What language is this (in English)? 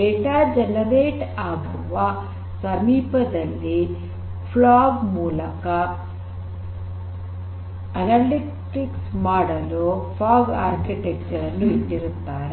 Kannada